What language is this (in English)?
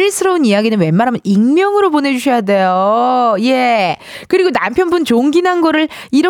Korean